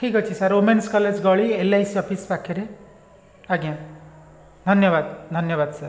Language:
Odia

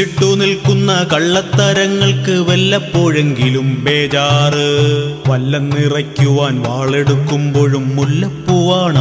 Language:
Malayalam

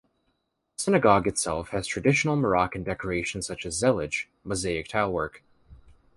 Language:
English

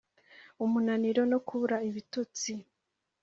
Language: Kinyarwanda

